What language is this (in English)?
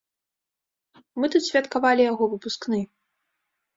Belarusian